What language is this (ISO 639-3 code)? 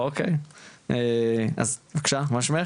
heb